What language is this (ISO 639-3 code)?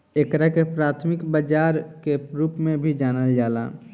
bho